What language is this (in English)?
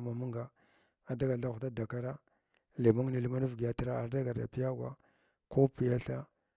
Glavda